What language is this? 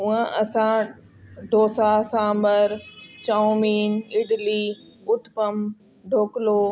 Sindhi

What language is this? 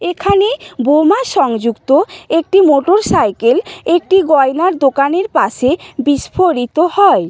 Bangla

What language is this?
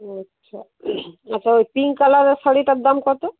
Bangla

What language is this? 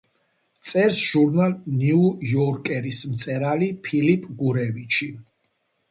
Georgian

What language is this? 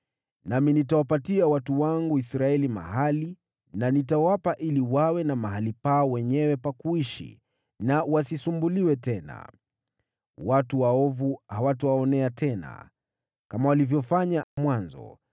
Swahili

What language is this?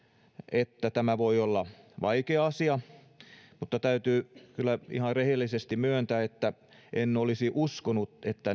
Finnish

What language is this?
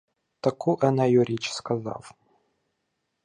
Ukrainian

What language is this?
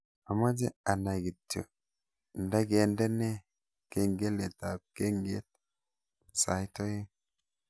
Kalenjin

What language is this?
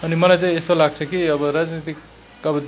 Nepali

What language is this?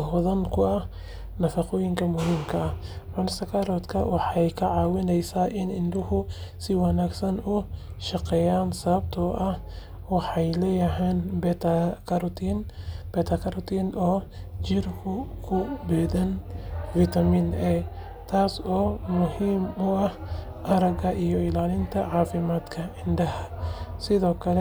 Somali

